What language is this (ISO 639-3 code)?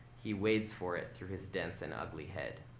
eng